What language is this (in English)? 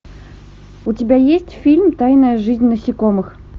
Russian